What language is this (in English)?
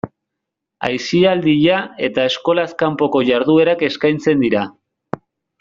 Basque